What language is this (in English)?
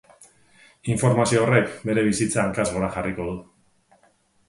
Basque